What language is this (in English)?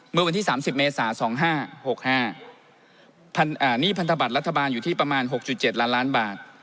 Thai